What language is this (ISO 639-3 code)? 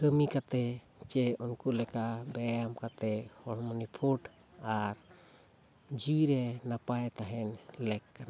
sat